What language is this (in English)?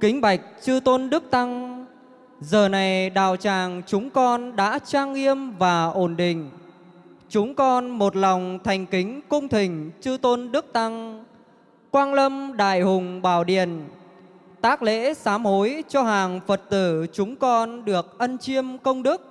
Vietnamese